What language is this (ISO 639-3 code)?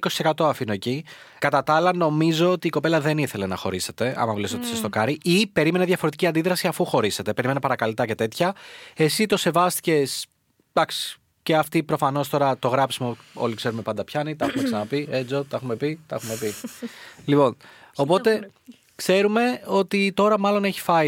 ell